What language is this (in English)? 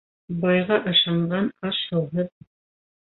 Bashkir